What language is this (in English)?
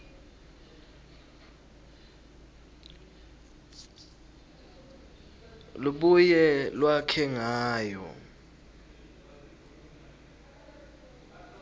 Swati